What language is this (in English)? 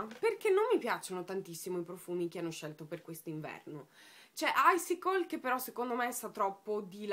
Italian